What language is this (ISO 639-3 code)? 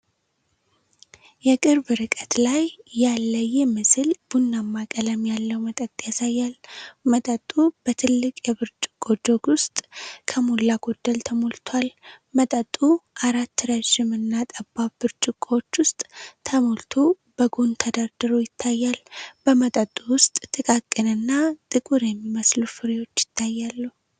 amh